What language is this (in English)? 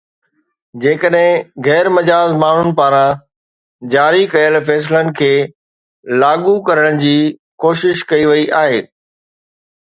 Sindhi